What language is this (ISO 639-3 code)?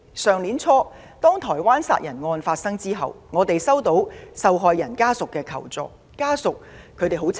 yue